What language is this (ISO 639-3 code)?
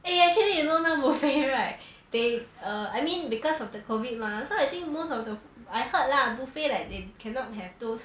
eng